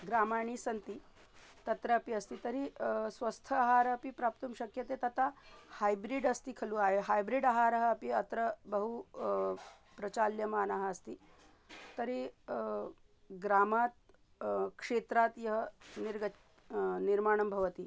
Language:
Sanskrit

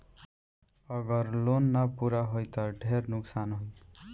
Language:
Bhojpuri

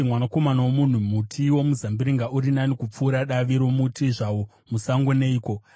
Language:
Shona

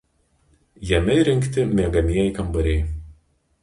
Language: Lithuanian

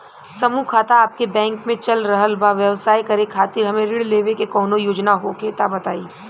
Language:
Bhojpuri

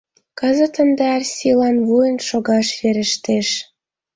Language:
Mari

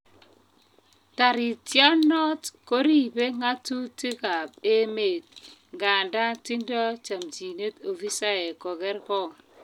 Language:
Kalenjin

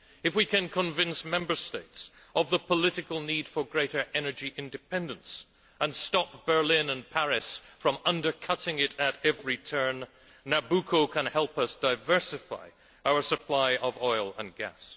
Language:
English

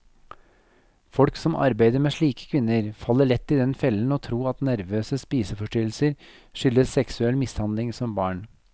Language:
Norwegian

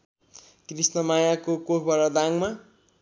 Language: Nepali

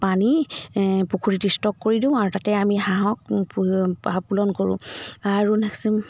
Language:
Assamese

